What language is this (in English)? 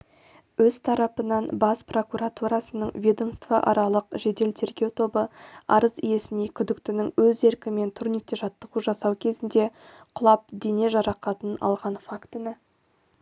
Kazakh